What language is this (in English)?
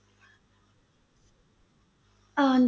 Punjabi